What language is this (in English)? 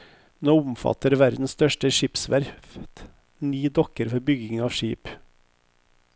Norwegian